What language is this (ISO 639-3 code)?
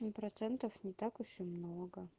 rus